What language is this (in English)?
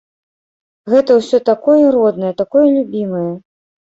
Belarusian